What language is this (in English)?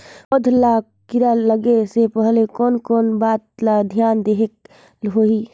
Chhattisgarhi